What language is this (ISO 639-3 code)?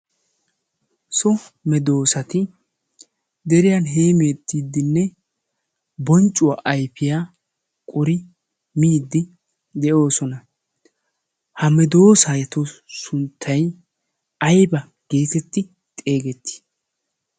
wal